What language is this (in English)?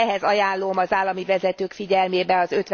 Hungarian